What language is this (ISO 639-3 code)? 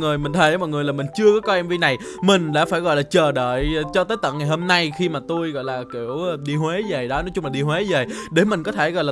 vie